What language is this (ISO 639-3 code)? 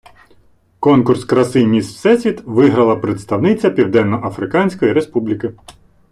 ukr